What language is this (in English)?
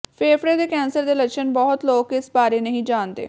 Punjabi